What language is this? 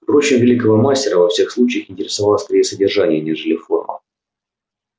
Russian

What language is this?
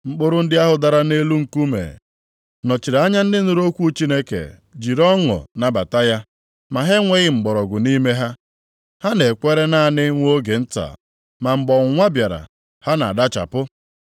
Igbo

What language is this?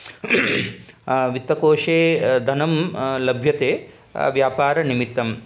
Sanskrit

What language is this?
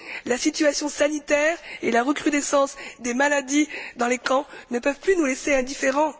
French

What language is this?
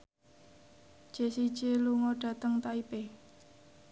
Javanese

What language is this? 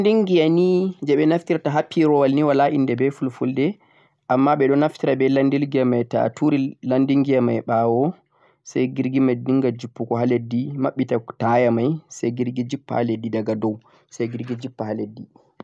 Central-Eastern Niger Fulfulde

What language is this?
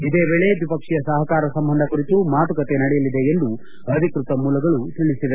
Kannada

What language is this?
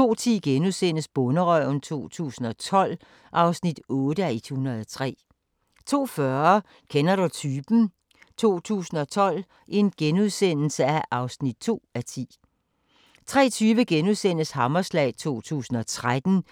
Danish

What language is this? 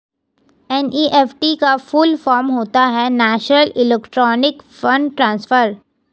Hindi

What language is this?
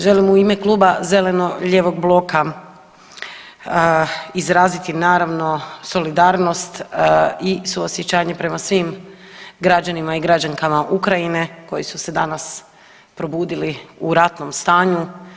Croatian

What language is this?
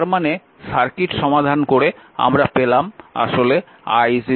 Bangla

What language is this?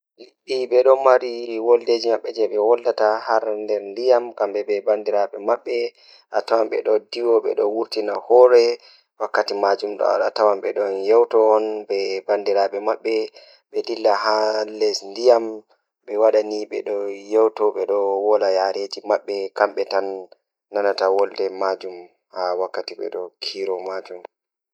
Fula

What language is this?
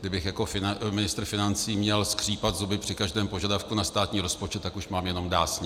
Czech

